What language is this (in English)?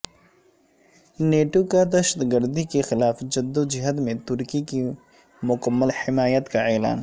Urdu